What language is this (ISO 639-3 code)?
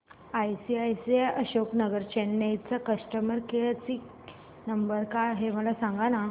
mar